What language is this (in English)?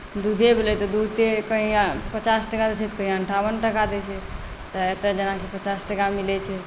Maithili